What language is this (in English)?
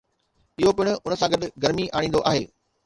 Sindhi